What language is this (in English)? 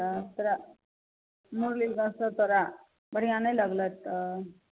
Maithili